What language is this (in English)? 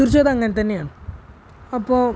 Malayalam